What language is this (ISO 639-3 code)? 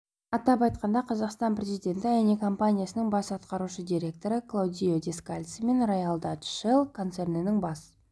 kaz